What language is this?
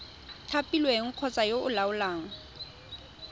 Tswana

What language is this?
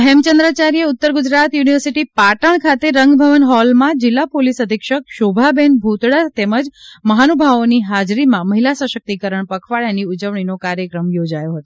Gujarati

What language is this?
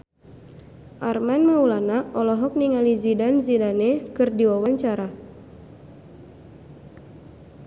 Sundanese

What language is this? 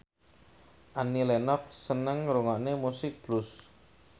Javanese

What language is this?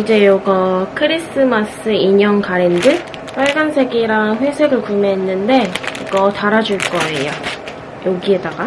Korean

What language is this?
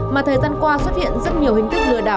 Vietnamese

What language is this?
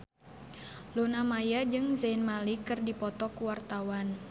Sundanese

